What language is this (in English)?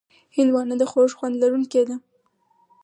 Pashto